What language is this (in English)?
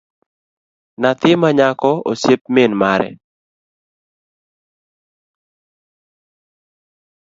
Luo (Kenya and Tanzania)